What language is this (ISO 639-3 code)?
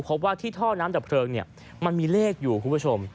tha